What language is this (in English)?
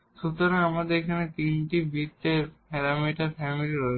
Bangla